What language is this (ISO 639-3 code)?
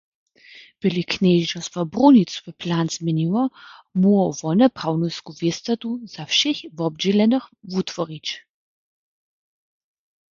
hsb